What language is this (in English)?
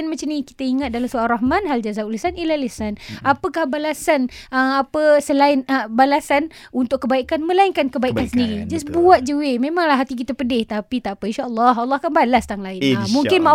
Malay